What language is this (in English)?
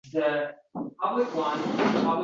Uzbek